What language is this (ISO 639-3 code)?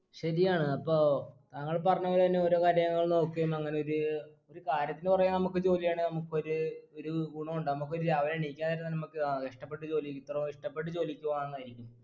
mal